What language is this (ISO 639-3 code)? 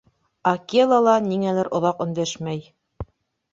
bak